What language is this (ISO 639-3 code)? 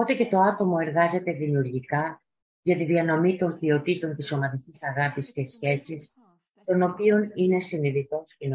ell